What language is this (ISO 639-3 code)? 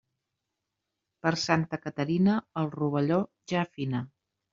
cat